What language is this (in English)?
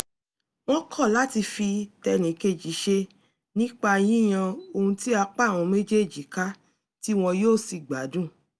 Yoruba